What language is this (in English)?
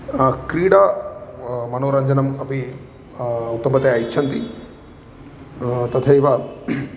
Sanskrit